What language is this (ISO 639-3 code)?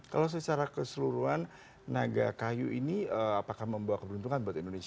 ind